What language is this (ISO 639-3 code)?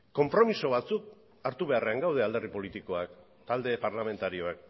eus